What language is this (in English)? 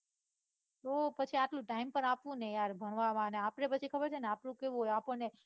Gujarati